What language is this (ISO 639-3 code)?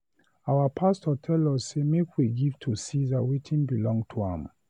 pcm